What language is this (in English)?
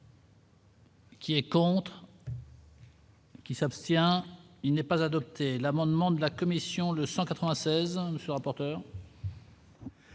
French